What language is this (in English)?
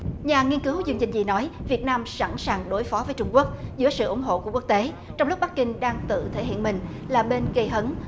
Vietnamese